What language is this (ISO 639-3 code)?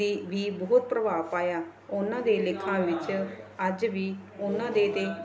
pan